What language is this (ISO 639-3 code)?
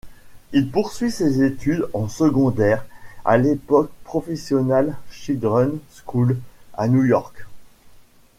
fra